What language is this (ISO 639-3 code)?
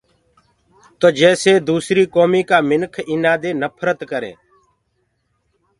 ggg